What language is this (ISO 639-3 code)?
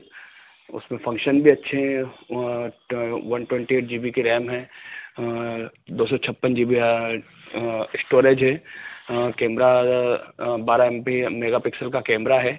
hin